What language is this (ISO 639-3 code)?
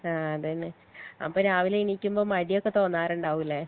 mal